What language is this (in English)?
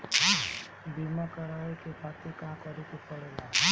Bhojpuri